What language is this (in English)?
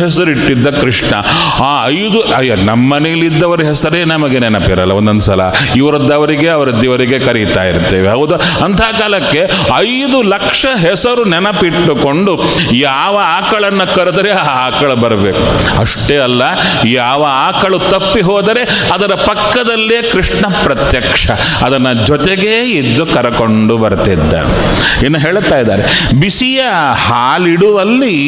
Kannada